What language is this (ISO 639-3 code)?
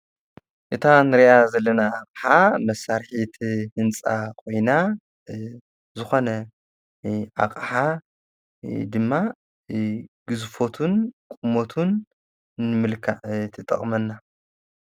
tir